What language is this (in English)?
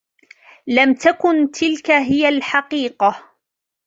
Arabic